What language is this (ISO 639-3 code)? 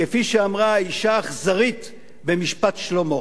heb